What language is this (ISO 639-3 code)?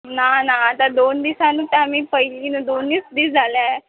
kok